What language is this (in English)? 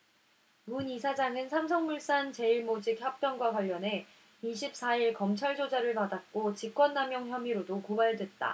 Korean